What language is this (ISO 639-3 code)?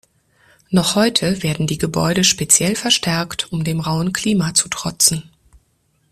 deu